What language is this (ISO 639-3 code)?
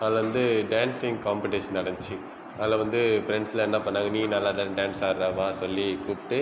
tam